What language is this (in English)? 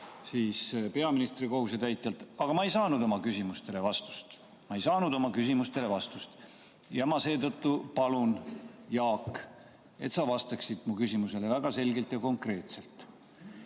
Estonian